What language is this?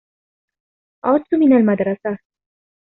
Arabic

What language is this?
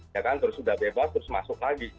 Indonesian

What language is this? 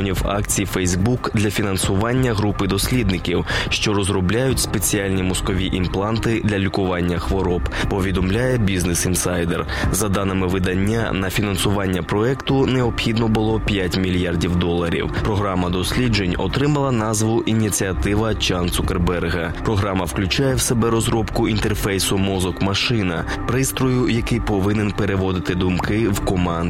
Ukrainian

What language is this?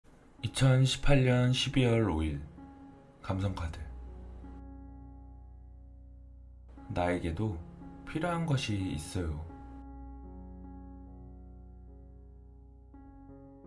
Korean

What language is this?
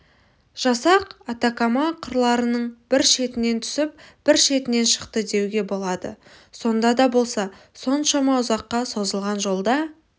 Kazakh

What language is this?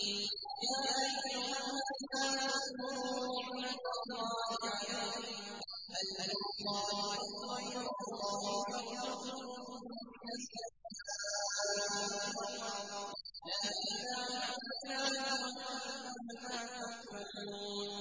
Arabic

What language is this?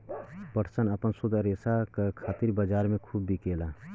Bhojpuri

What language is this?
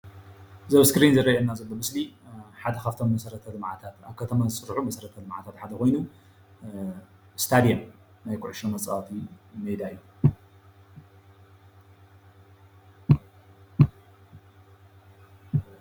Tigrinya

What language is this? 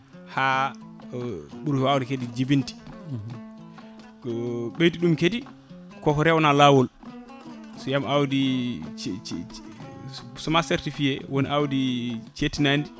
Fula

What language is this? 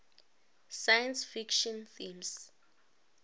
Northern Sotho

